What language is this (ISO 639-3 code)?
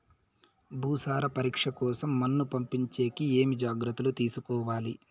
tel